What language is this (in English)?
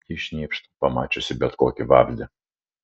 Lithuanian